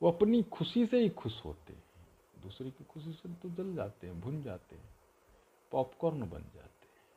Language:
Hindi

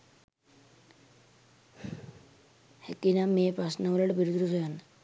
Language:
Sinhala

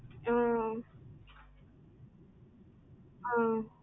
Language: Tamil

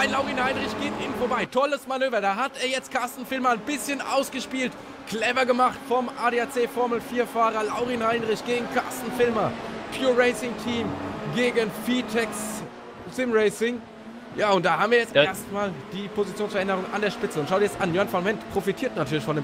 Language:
German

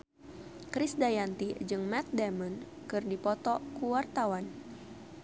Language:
Sundanese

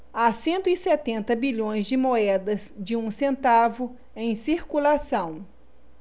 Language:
Portuguese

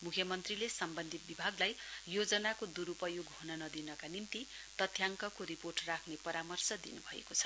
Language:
Nepali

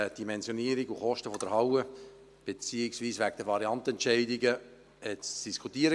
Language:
Swiss German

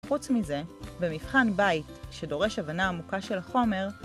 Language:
Hebrew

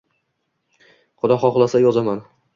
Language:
Uzbek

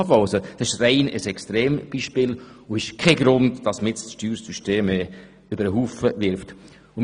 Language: Swiss German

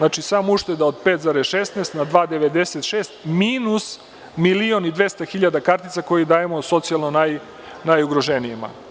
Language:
Serbian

